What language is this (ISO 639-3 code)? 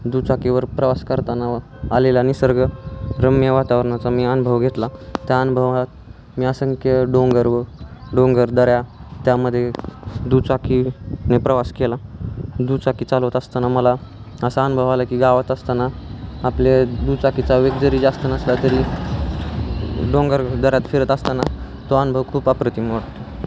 mar